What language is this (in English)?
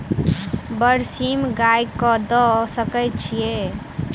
Maithili